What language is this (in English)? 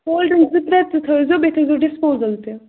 Kashmiri